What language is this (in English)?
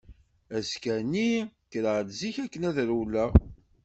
Kabyle